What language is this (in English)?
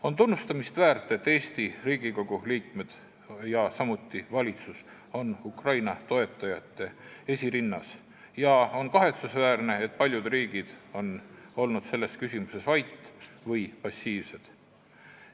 Estonian